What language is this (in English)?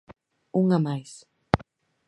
Galician